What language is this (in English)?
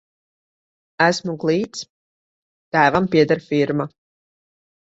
Latvian